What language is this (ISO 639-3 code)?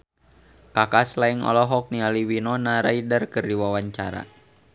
sun